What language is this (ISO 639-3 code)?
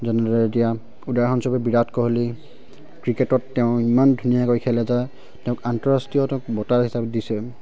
asm